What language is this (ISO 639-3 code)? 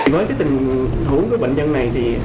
vie